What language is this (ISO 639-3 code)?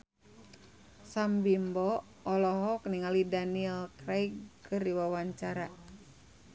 sun